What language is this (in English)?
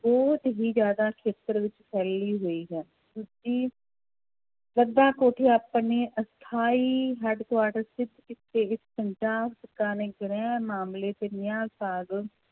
Punjabi